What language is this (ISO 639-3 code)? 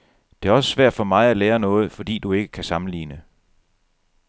dan